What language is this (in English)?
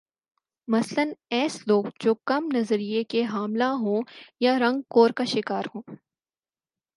Urdu